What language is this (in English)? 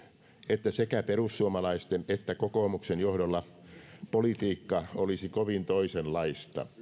Finnish